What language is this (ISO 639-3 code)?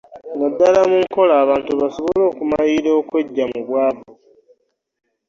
lug